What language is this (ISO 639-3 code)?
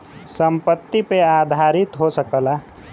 bho